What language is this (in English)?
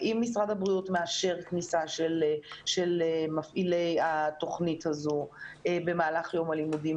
Hebrew